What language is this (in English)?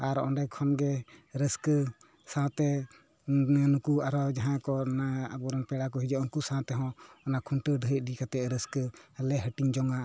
Santali